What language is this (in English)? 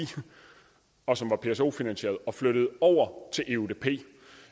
Danish